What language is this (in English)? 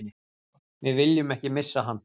Icelandic